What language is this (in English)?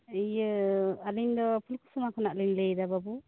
Santali